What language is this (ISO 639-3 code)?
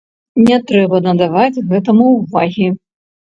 bel